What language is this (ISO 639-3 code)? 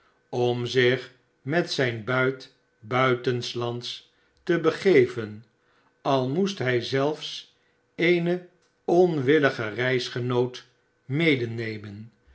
nld